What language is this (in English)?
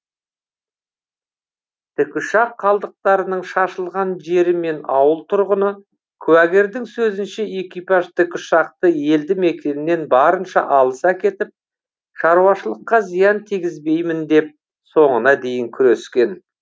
Kazakh